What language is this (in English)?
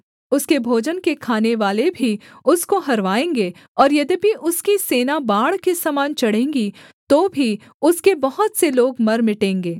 Hindi